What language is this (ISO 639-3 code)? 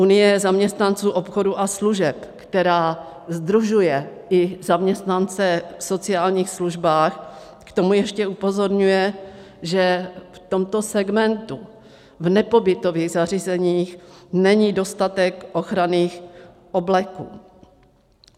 ces